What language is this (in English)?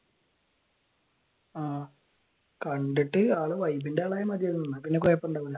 Malayalam